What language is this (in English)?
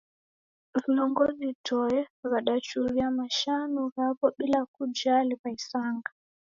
Taita